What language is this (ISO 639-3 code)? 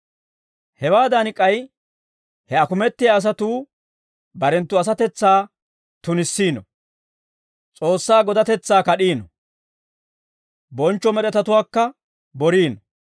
dwr